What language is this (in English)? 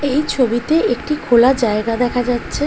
Bangla